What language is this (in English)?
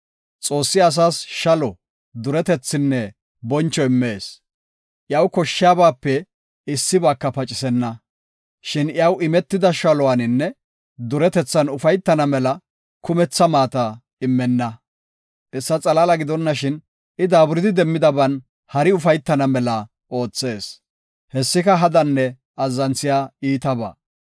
Gofa